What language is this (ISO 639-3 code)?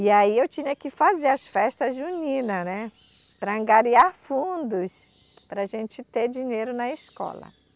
por